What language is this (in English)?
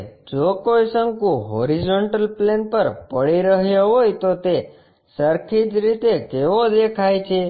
Gujarati